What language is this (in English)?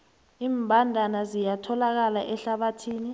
South Ndebele